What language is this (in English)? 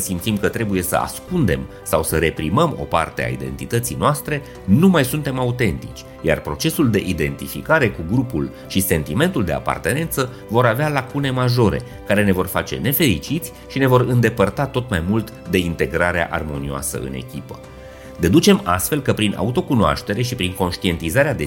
Romanian